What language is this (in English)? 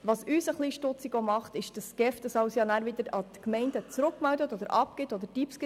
Swiss German